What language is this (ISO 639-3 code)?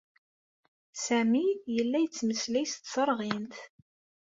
kab